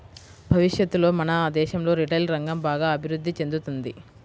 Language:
Telugu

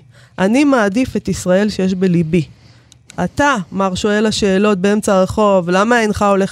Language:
Hebrew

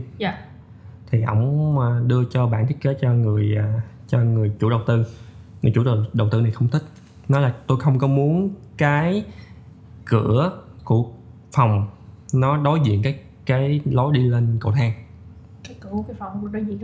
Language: Vietnamese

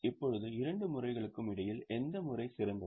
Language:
Tamil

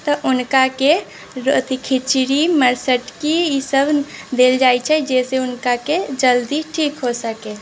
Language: Maithili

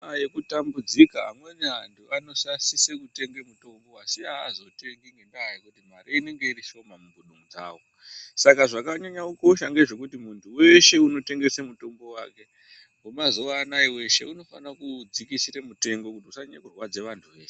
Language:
Ndau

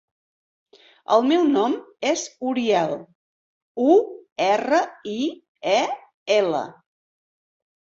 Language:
Catalan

